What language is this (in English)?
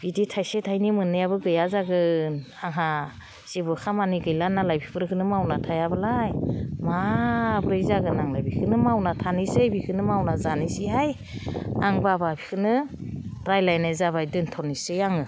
Bodo